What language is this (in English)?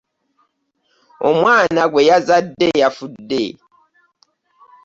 Ganda